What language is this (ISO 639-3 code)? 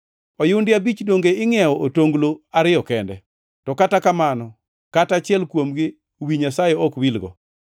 luo